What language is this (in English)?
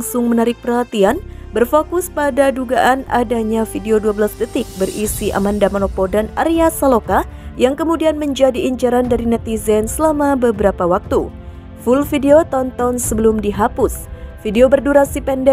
Indonesian